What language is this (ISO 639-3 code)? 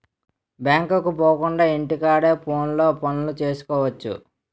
tel